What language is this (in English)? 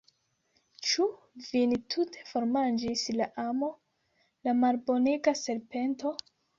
Esperanto